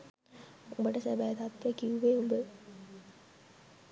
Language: Sinhala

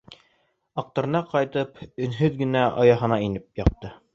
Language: Bashkir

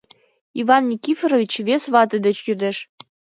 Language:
Mari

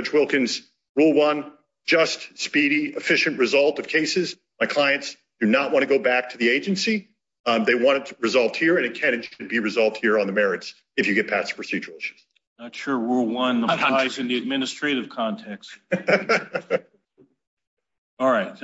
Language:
English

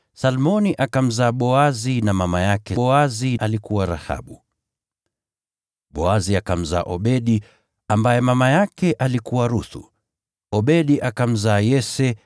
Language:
Swahili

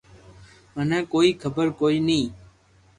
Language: Loarki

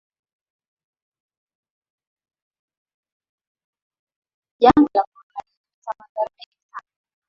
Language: Swahili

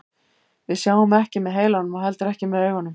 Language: Icelandic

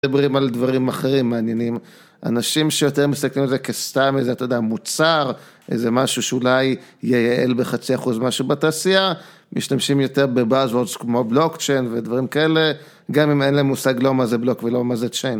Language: Hebrew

